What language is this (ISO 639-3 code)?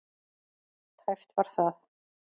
isl